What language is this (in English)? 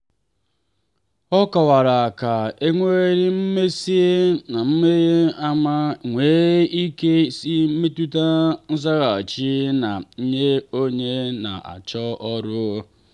Igbo